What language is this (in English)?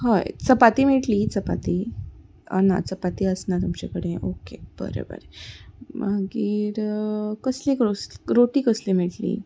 Konkani